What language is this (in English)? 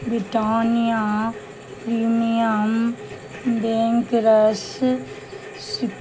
Maithili